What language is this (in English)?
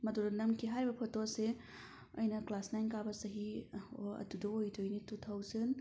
Manipuri